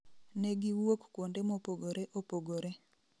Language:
Luo (Kenya and Tanzania)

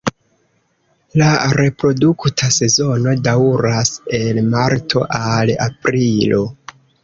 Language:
Esperanto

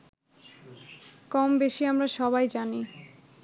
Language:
Bangla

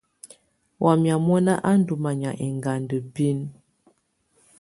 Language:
Tunen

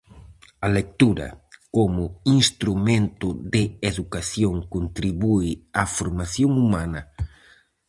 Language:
Galician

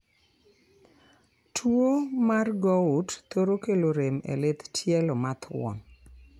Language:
Luo (Kenya and Tanzania)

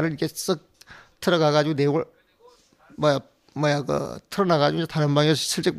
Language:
Korean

